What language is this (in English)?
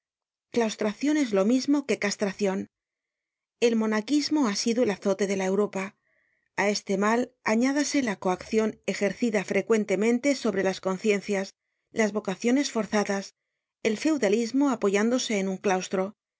Spanish